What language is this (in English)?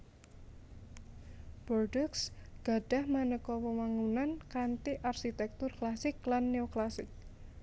Javanese